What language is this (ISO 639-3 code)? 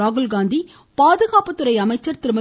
tam